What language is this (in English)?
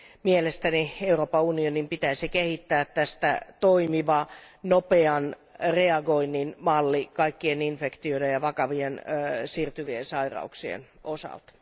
Finnish